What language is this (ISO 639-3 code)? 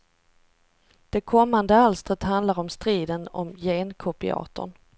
swe